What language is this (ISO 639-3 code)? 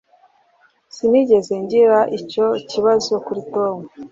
kin